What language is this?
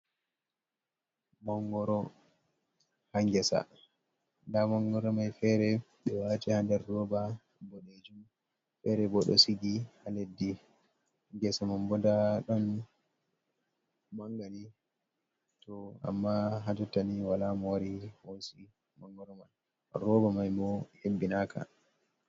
Fula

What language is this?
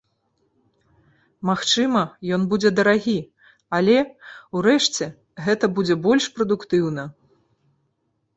Belarusian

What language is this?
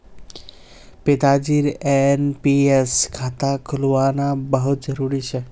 Magahi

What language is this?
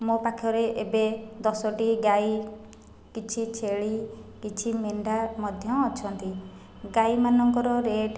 Odia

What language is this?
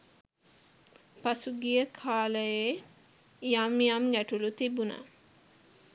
Sinhala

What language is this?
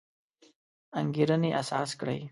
Pashto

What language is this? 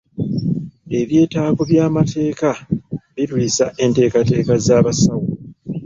Ganda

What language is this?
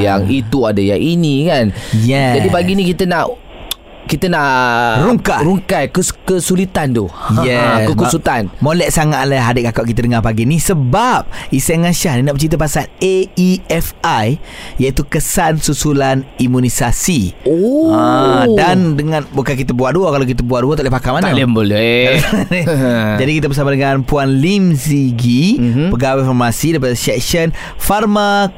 Malay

